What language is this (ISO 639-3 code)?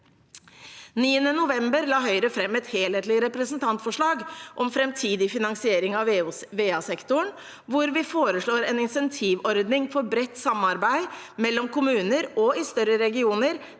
nor